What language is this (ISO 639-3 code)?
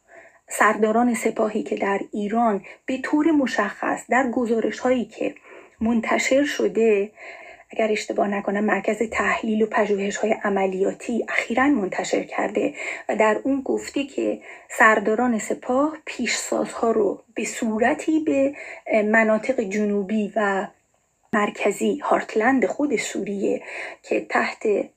fas